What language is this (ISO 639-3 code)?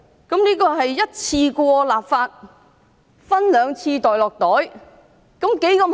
yue